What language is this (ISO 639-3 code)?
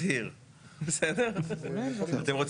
heb